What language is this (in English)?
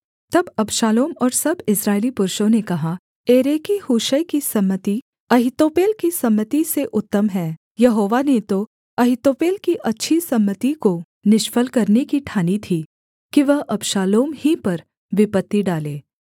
Hindi